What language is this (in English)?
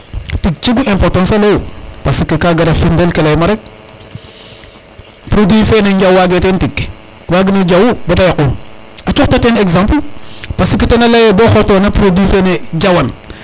Serer